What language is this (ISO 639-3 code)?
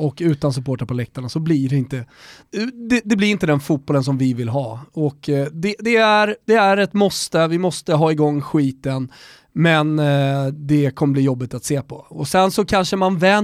swe